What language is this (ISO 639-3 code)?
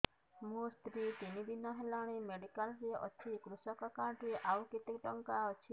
ori